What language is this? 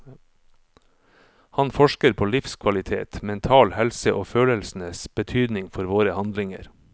Norwegian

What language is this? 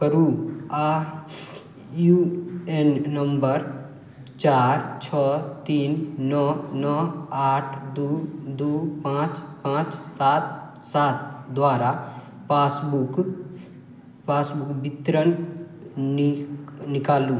Maithili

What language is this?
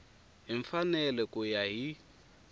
Tsonga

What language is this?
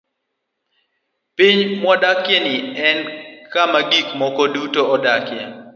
Luo (Kenya and Tanzania)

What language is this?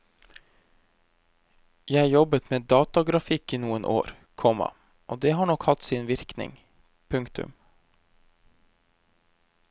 Norwegian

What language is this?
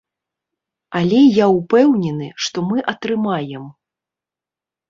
Belarusian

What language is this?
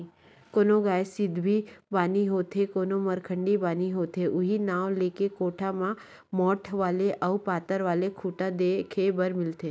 Chhattisgarhi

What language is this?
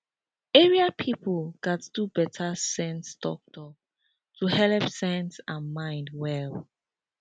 Nigerian Pidgin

